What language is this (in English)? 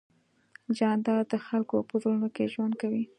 Pashto